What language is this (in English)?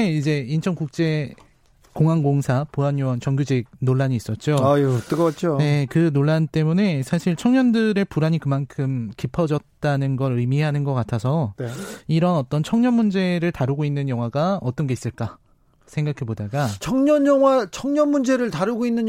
Korean